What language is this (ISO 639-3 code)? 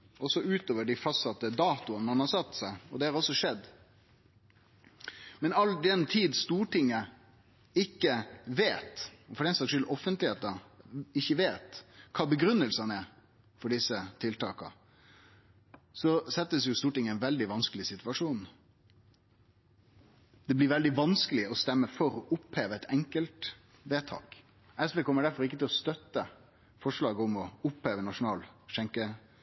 nno